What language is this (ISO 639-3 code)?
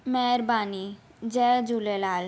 snd